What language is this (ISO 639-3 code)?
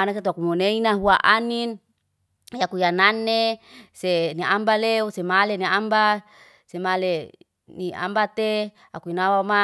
ste